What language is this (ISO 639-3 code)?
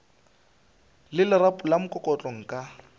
nso